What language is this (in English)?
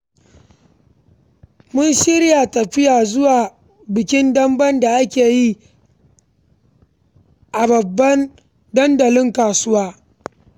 Hausa